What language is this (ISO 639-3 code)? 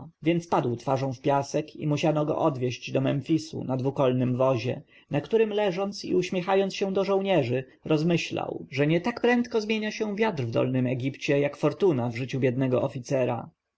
pol